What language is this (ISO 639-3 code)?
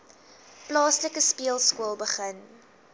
afr